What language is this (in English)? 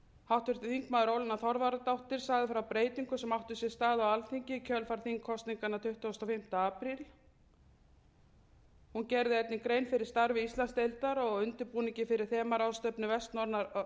Icelandic